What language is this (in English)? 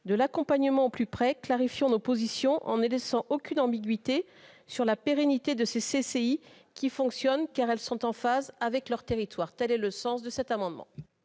French